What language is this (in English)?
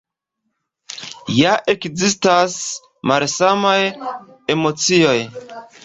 Esperanto